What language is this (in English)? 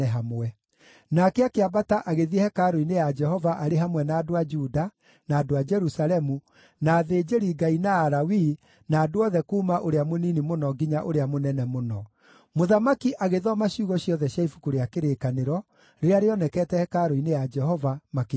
Kikuyu